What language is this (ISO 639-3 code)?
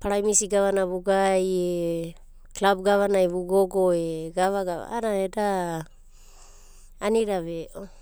kbt